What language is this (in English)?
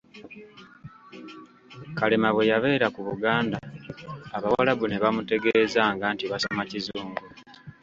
Ganda